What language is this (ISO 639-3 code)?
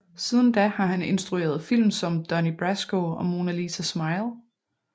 dan